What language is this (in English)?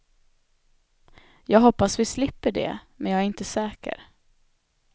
Swedish